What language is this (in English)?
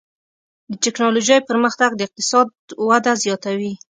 Pashto